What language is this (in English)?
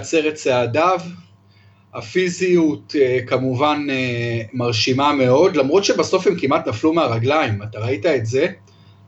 Hebrew